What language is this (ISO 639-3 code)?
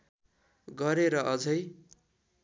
nep